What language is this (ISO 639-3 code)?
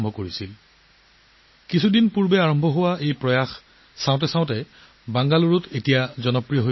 asm